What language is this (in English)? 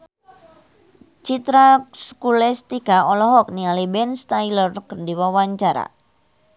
Sundanese